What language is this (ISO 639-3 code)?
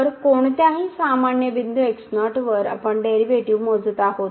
mar